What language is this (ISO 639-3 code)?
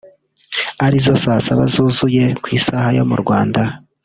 kin